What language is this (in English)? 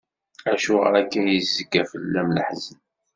Kabyle